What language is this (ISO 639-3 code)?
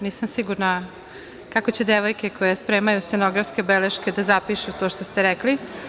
srp